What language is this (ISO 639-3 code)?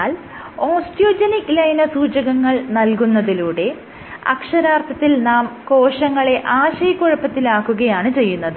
mal